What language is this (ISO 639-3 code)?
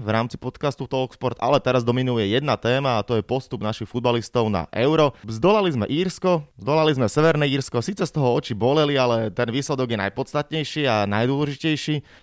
slk